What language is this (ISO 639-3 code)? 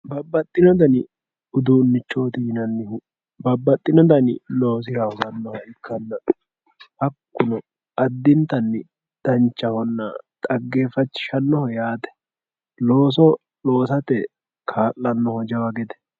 sid